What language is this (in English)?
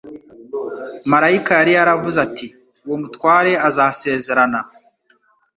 Kinyarwanda